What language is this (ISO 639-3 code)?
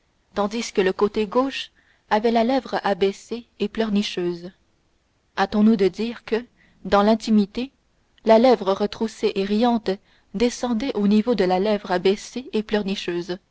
fra